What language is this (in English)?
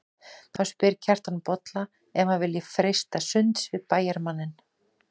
Icelandic